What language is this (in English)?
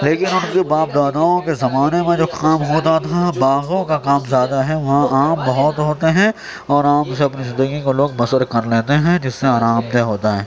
Urdu